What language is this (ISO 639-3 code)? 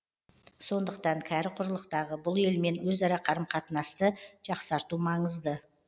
kaz